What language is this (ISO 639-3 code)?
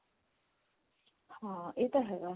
pan